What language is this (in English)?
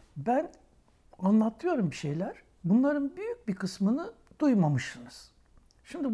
Turkish